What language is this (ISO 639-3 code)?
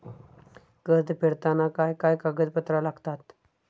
mar